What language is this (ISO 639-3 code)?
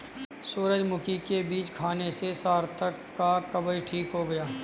hin